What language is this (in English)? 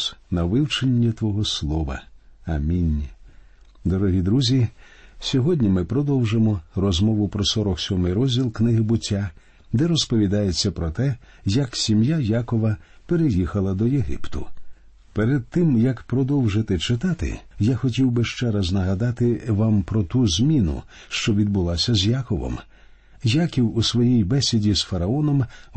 Ukrainian